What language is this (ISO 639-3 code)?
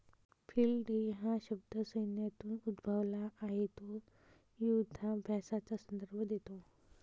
mar